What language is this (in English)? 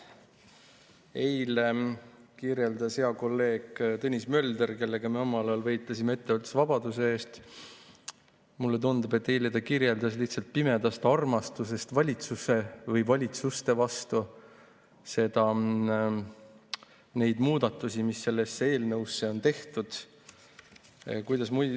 Estonian